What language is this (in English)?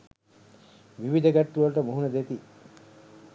Sinhala